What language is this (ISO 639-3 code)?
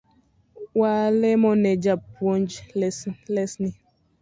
luo